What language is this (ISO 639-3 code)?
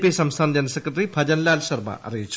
mal